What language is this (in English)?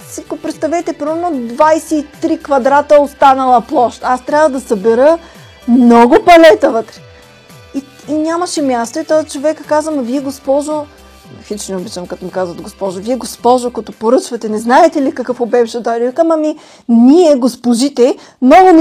Bulgarian